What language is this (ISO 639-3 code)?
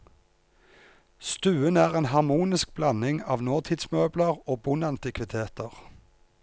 nor